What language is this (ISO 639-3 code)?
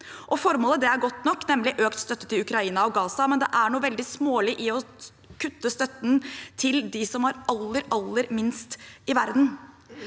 nor